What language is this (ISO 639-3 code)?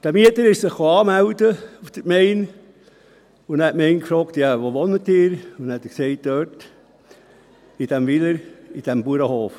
gsw